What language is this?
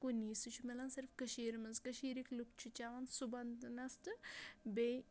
Kashmiri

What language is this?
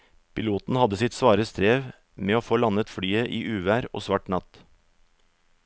Norwegian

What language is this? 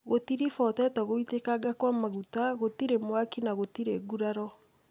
Kikuyu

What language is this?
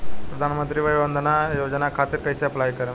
Bhojpuri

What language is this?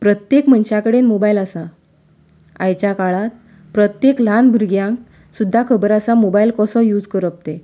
Konkani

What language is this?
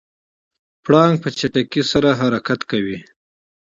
Pashto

